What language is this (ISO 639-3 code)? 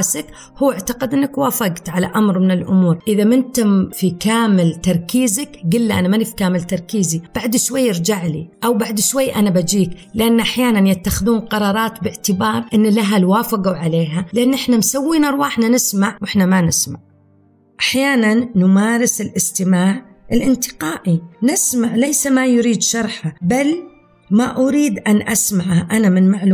ara